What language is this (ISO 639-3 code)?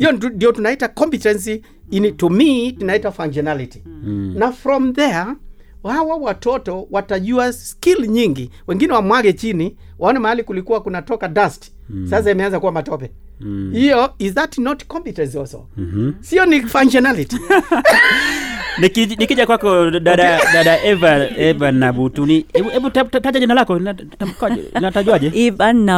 swa